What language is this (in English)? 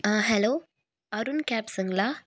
Tamil